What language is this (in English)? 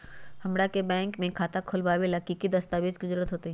Magahi